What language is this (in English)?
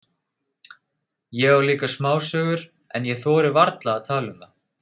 Icelandic